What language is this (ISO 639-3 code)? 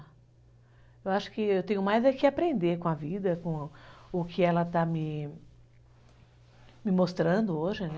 por